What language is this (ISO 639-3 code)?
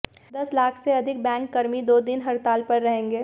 hin